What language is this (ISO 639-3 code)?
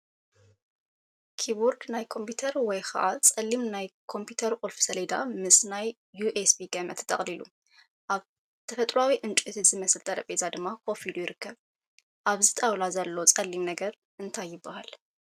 tir